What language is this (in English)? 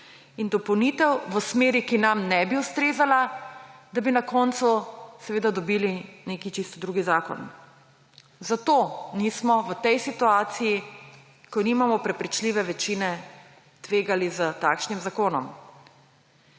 Slovenian